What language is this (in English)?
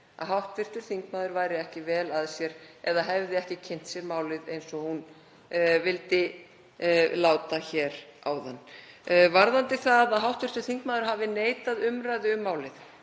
Icelandic